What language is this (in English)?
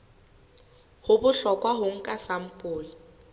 Southern Sotho